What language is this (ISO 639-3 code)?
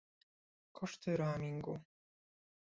pol